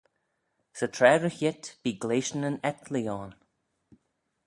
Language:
Manx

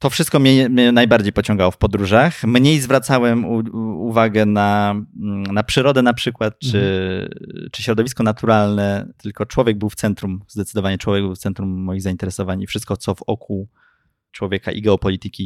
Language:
Polish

